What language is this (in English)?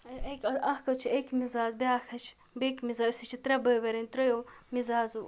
Kashmiri